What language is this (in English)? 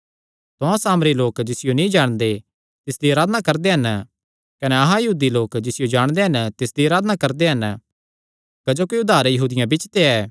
Kangri